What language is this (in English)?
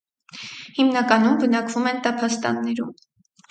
Armenian